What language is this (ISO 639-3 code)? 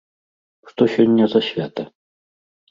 bel